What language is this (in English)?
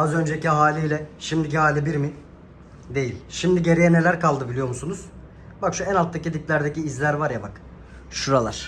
Turkish